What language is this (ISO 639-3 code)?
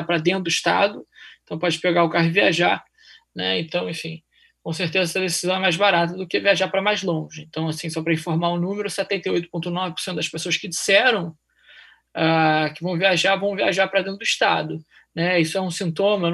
por